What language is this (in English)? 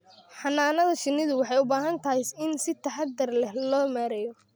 Somali